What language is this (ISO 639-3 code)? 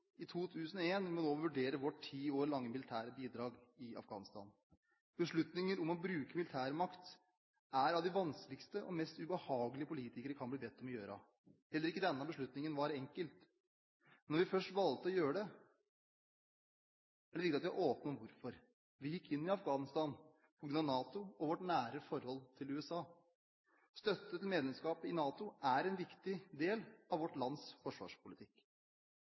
nob